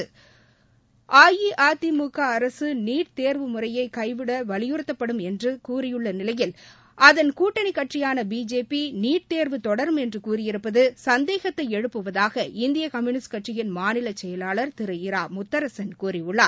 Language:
Tamil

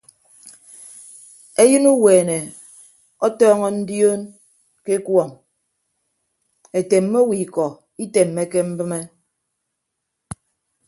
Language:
Ibibio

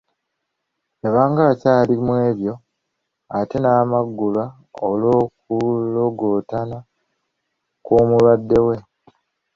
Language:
Ganda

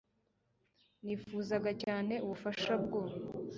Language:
Kinyarwanda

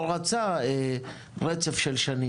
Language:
Hebrew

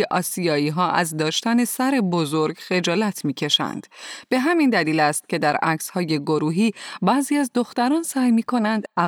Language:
Persian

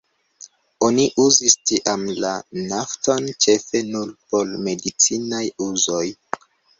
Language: Esperanto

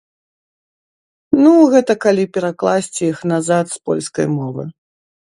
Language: Belarusian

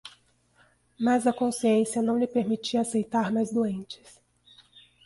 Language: Portuguese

